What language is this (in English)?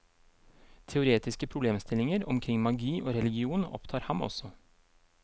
Norwegian